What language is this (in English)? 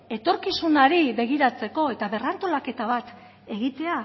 Basque